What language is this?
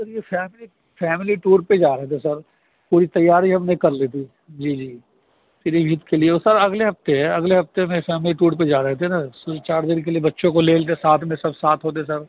Urdu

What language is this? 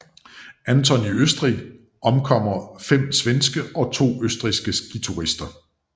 Danish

